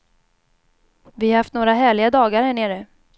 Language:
Swedish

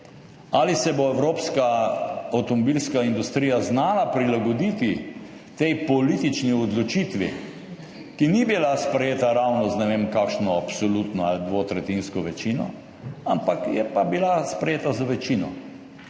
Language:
Slovenian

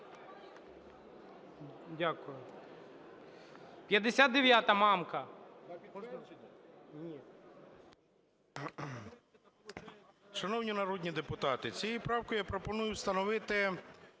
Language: Ukrainian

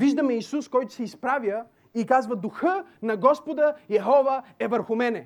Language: Bulgarian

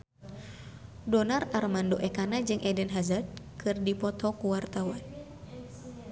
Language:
Sundanese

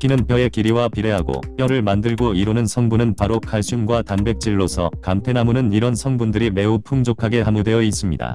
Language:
Korean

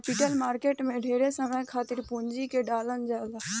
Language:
Bhojpuri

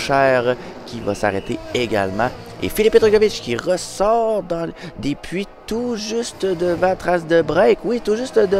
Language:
French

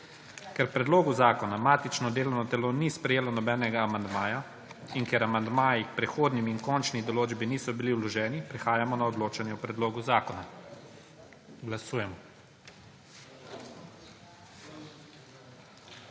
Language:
Slovenian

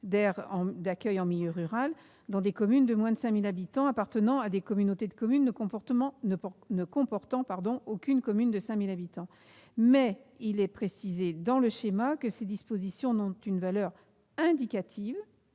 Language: French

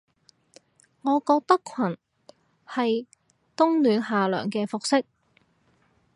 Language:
Cantonese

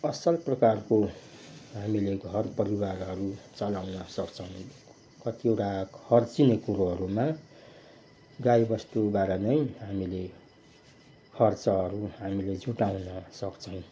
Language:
Nepali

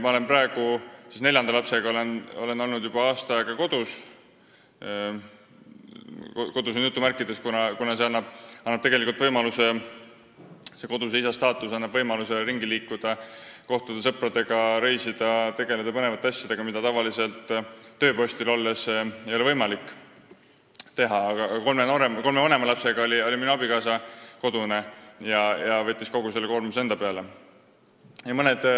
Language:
Estonian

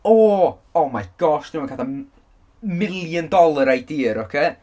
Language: Welsh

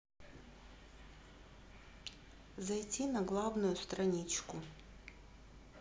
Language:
Russian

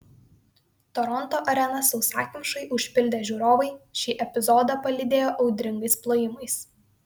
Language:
Lithuanian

